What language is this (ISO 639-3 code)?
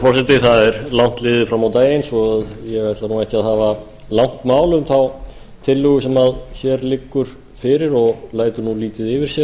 isl